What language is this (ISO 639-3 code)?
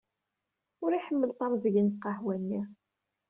kab